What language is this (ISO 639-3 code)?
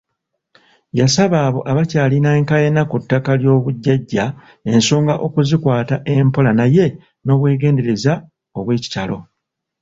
lug